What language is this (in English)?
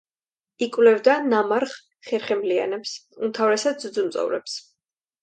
Georgian